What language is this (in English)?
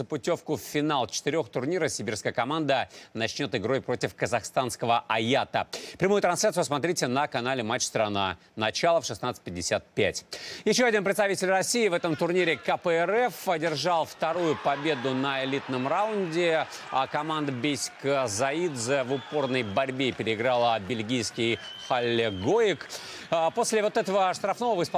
Russian